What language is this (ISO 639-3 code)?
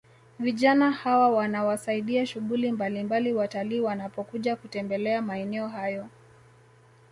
swa